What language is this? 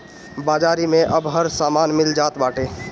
Bhojpuri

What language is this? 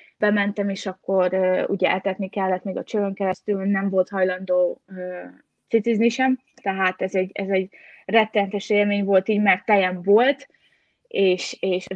Hungarian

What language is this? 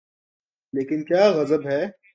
Urdu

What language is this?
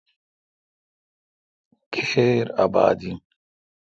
Kalkoti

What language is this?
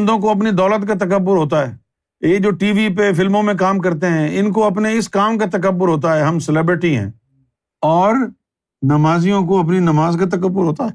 Urdu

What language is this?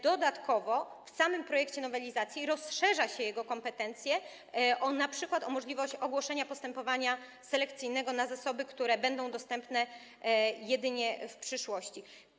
Polish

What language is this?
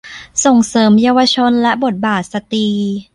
Thai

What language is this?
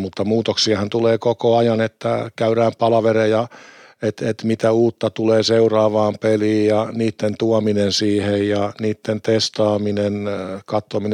Finnish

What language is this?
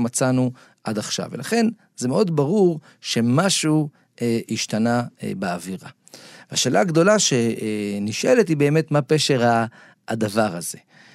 Hebrew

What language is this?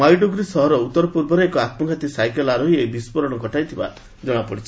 Odia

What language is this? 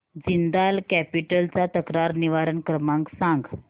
Marathi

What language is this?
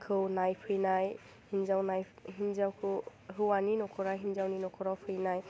Bodo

